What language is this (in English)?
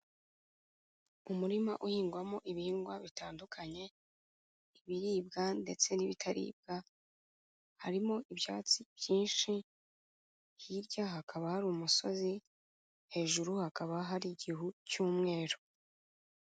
Kinyarwanda